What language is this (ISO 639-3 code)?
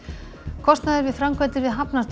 isl